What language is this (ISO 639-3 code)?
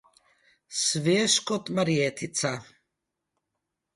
slv